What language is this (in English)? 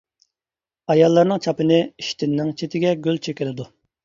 Uyghur